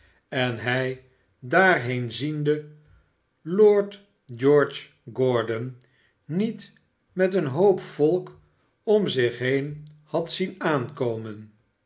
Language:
Dutch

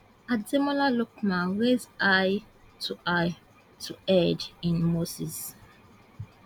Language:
Nigerian Pidgin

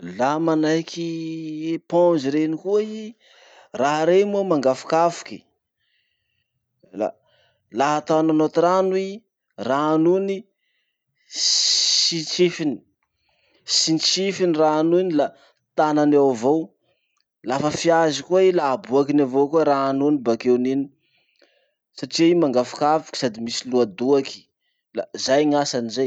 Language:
Masikoro Malagasy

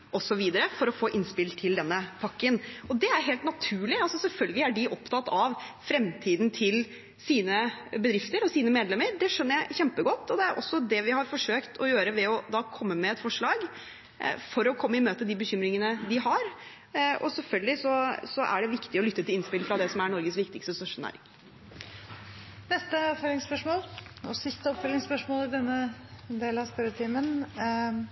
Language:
Norwegian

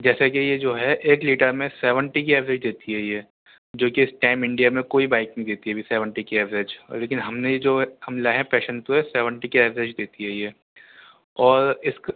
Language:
Urdu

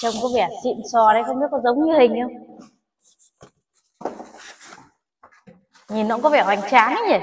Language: Vietnamese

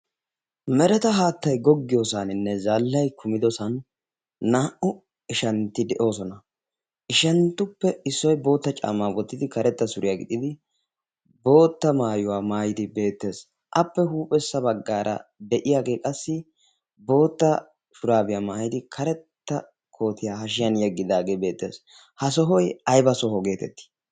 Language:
Wolaytta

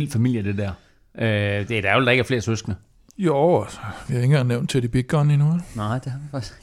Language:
Danish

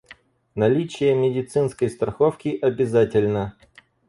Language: Russian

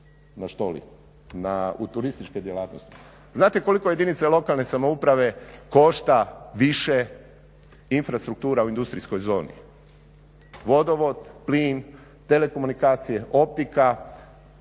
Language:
Croatian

